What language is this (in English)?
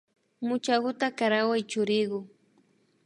Imbabura Highland Quichua